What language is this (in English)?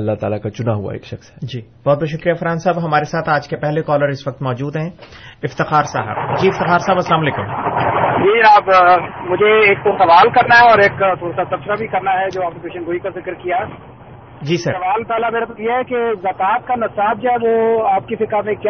Urdu